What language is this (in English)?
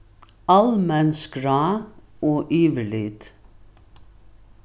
Faroese